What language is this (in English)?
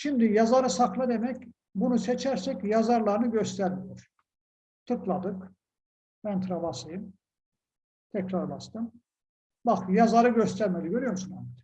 Turkish